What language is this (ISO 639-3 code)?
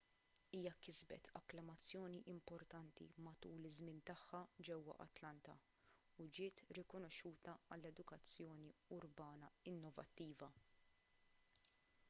mlt